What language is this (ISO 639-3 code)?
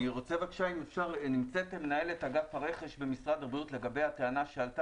heb